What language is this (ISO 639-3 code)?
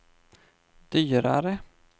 swe